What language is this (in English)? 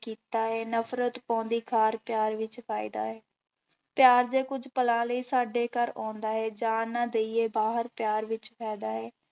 Punjabi